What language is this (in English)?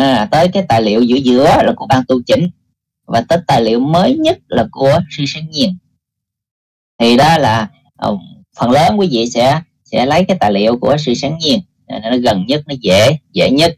Vietnamese